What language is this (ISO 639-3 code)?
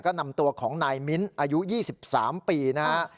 tha